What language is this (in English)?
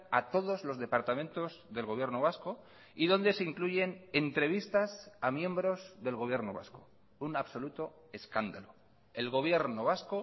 Spanish